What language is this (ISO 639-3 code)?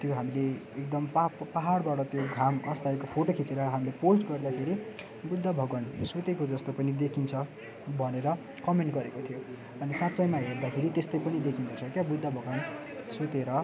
nep